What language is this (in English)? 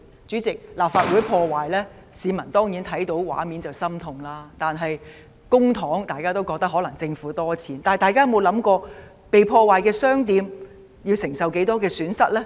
Cantonese